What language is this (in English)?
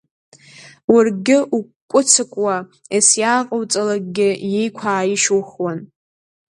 Abkhazian